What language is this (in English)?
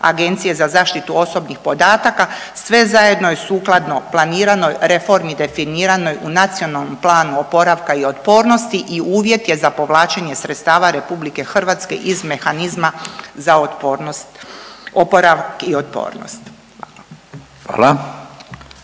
Croatian